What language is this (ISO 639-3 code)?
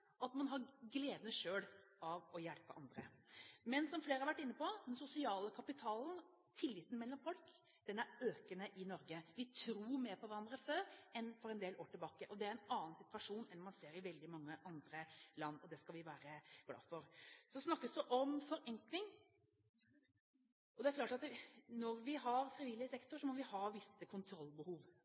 nob